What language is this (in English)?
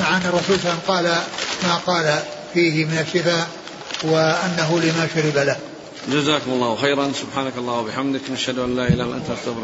Arabic